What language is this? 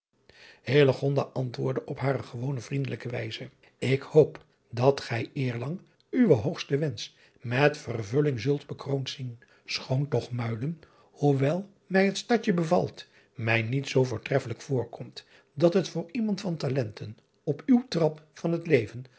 Dutch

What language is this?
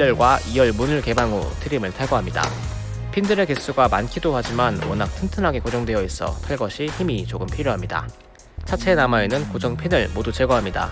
Korean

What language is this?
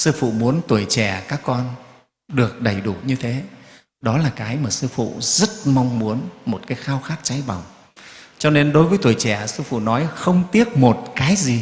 Vietnamese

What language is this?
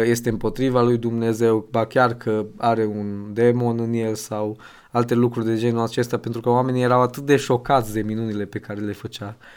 Romanian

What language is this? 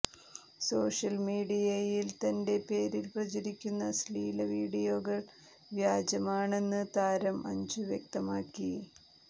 Malayalam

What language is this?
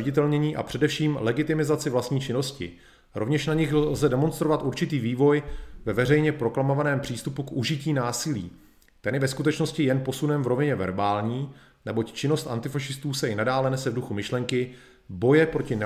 Czech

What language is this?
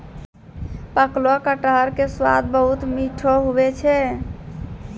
Maithili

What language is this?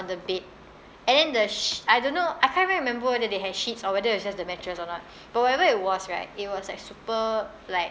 English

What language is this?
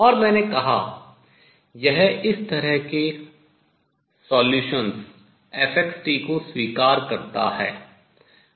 Hindi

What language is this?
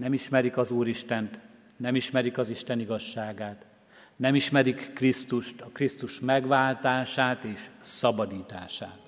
Hungarian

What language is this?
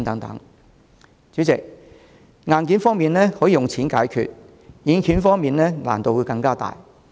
Cantonese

